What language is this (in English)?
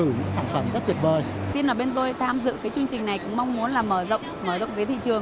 Vietnamese